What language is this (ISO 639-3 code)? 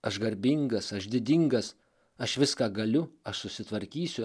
lit